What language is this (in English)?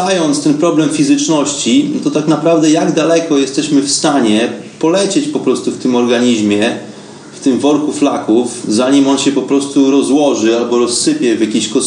Polish